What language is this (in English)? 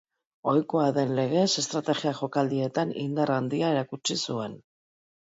Basque